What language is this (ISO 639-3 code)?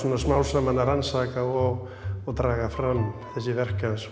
isl